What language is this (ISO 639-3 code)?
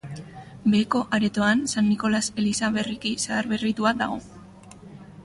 eus